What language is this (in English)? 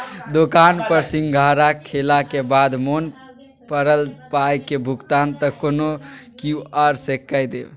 Maithili